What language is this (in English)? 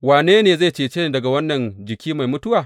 Hausa